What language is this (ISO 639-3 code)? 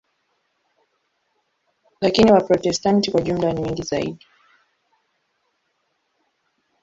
swa